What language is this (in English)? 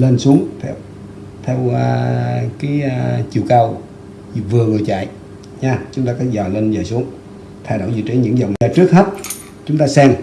Vietnamese